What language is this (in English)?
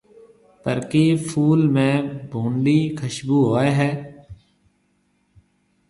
Marwari (Pakistan)